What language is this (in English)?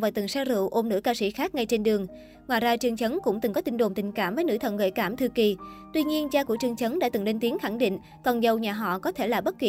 Vietnamese